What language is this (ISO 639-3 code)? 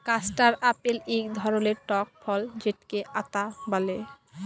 ben